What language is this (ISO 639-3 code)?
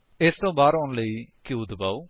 pan